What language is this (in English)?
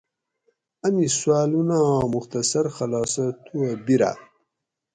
Gawri